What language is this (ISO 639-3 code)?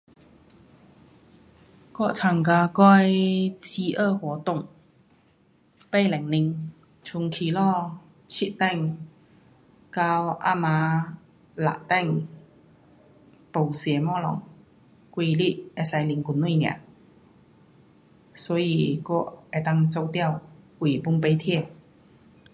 cpx